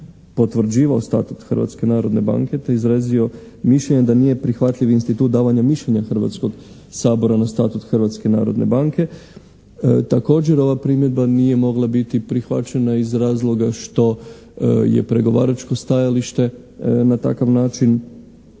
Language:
Croatian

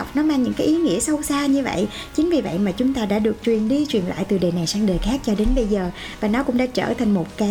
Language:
Vietnamese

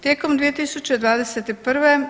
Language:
Croatian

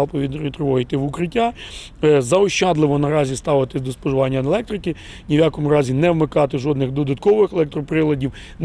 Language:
Ukrainian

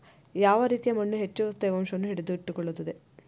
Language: Kannada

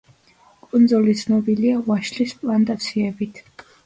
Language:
Georgian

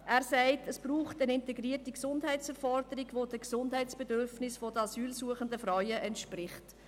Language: Swiss German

